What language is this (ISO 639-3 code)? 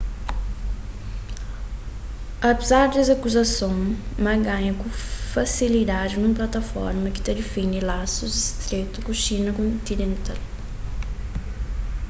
kea